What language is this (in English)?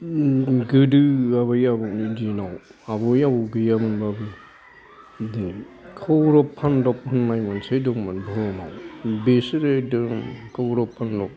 Bodo